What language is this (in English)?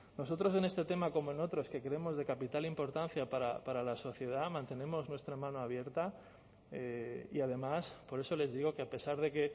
Spanish